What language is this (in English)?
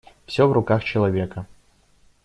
Russian